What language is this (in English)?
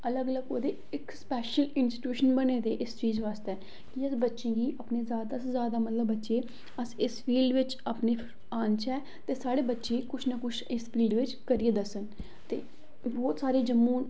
Dogri